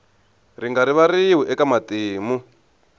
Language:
Tsonga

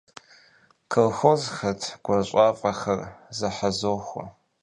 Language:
Kabardian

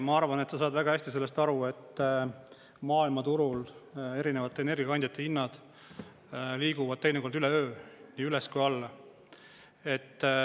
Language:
Estonian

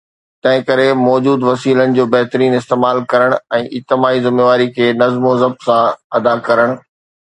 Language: Sindhi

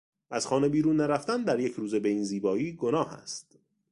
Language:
Persian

